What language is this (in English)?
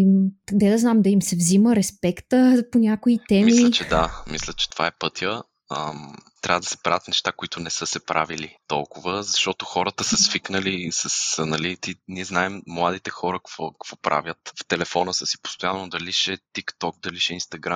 Bulgarian